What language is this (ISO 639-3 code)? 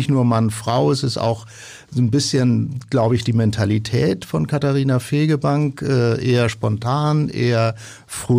deu